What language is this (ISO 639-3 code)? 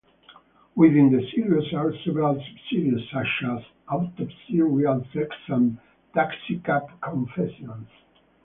eng